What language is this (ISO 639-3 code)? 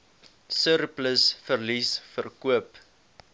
afr